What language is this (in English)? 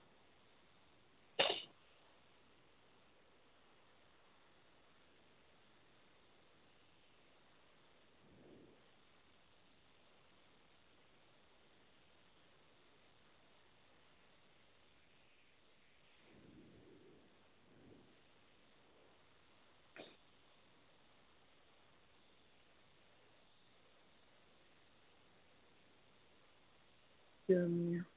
Assamese